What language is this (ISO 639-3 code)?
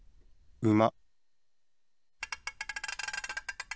jpn